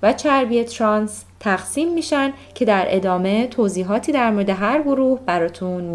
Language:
Persian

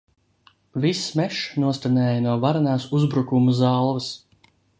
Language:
Latvian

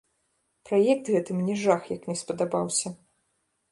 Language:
Belarusian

